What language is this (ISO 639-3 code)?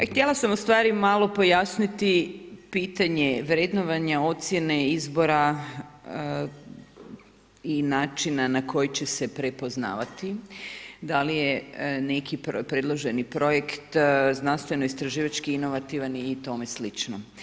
hrv